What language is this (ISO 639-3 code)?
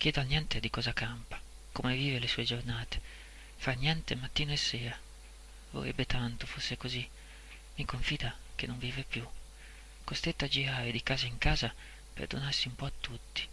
ita